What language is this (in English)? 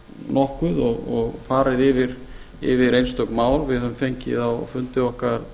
Icelandic